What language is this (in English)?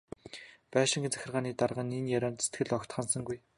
Mongolian